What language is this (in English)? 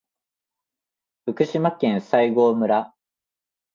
Japanese